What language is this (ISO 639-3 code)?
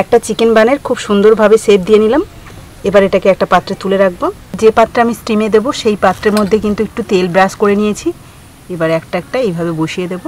ben